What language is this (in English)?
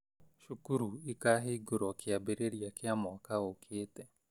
Kikuyu